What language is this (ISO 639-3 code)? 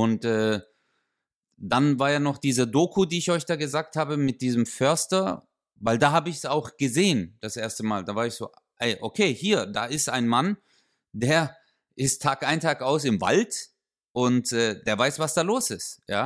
deu